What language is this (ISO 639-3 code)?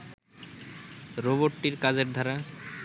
ben